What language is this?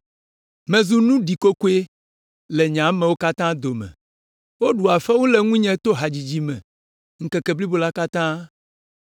Ewe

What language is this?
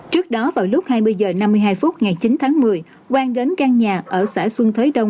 Vietnamese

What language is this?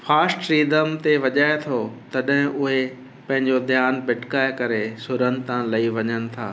Sindhi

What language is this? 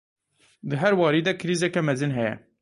Kurdish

